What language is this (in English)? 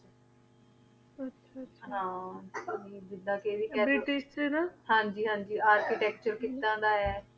Punjabi